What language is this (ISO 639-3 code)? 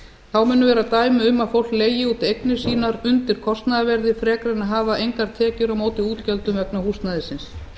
isl